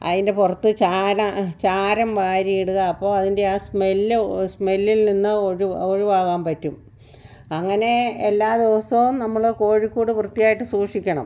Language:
Malayalam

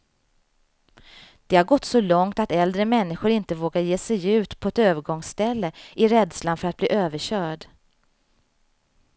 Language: Swedish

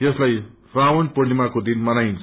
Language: Nepali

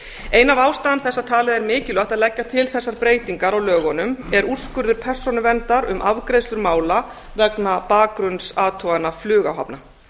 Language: Icelandic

